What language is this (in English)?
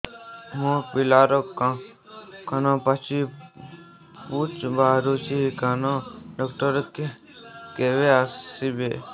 Odia